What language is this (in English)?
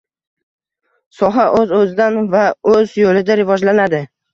Uzbek